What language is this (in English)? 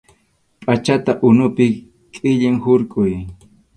Arequipa-La Unión Quechua